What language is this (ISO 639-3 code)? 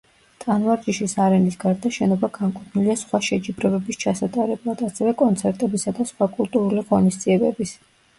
kat